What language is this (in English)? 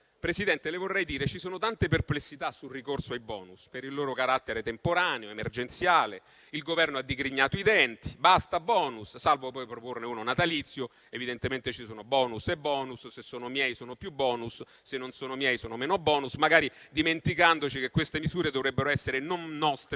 Italian